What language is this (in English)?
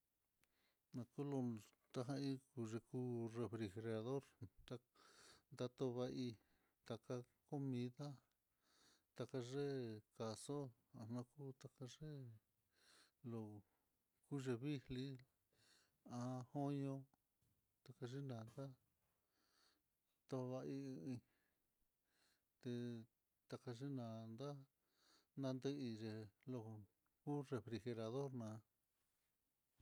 Mitlatongo Mixtec